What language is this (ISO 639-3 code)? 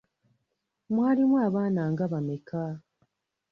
lug